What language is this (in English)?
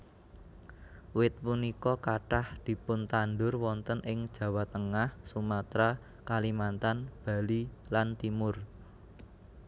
Javanese